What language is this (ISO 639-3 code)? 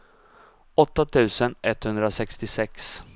swe